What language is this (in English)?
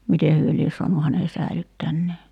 Finnish